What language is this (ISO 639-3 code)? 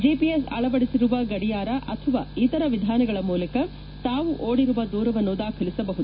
kan